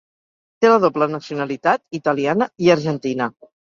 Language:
Catalan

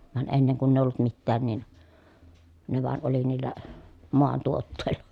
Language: Finnish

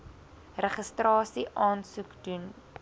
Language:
Afrikaans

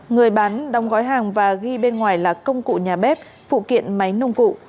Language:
Vietnamese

